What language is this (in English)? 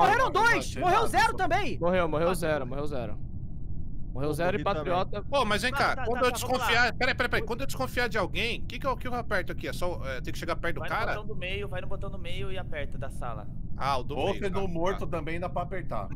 Portuguese